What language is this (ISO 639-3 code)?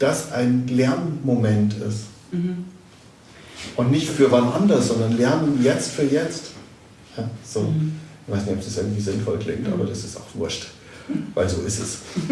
deu